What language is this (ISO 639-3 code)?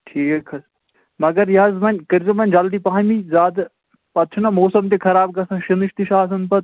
kas